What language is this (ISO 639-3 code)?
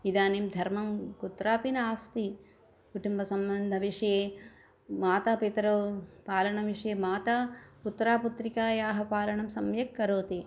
san